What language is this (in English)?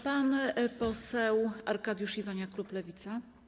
Polish